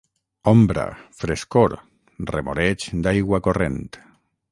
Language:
Catalan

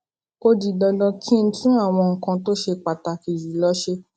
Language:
Yoruba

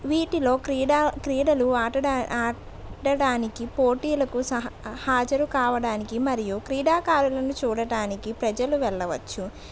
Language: Telugu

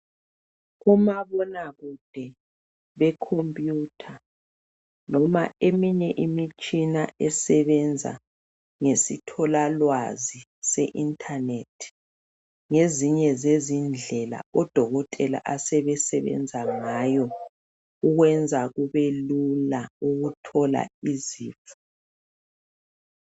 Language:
North Ndebele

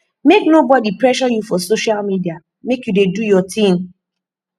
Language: Nigerian Pidgin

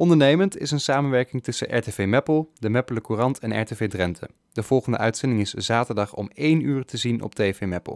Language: Dutch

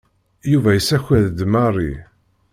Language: Kabyle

